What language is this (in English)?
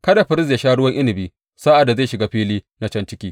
Hausa